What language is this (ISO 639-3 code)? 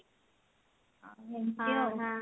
ori